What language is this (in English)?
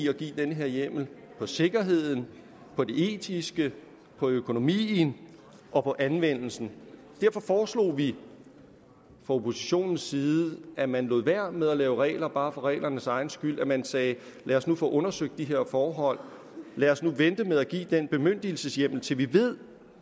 Danish